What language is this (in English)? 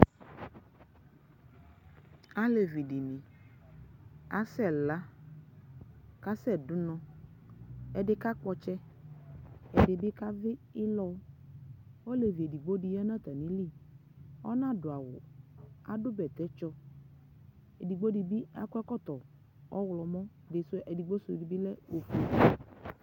Ikposo